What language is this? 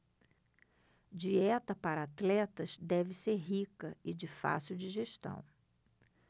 Portuguese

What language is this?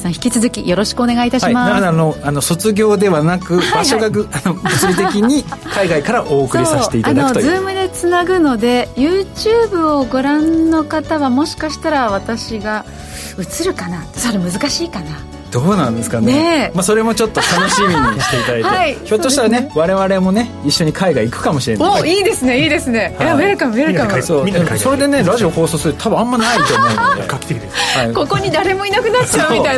Japanese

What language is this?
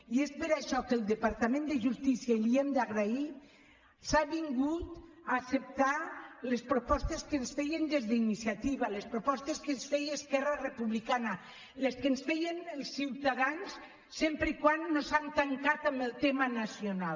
Catalan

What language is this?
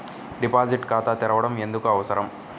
Telugu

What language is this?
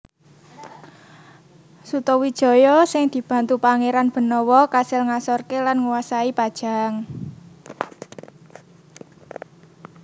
Javanese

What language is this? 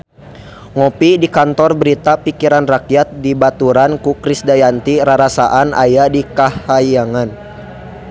Sundanese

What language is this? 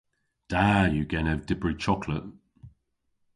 Cornish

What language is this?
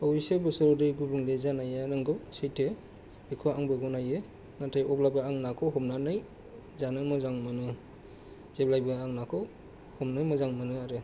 Bodo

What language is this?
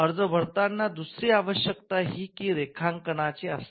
Marathi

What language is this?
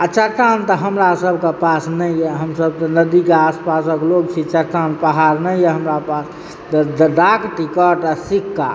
Maithili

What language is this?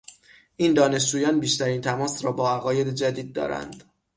Persian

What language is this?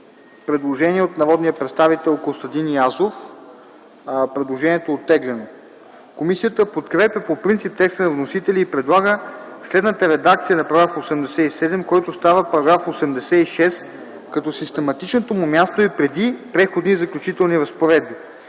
Bulgarian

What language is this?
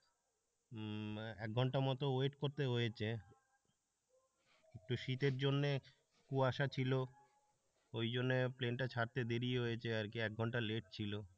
Bangla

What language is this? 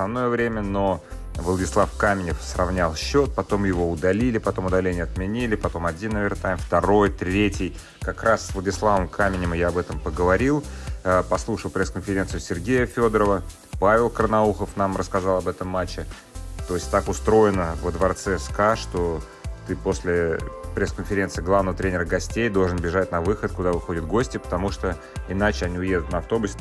Russian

